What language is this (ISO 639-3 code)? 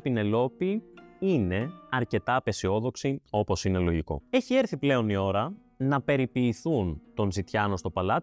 ell